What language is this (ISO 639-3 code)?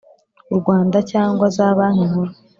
kin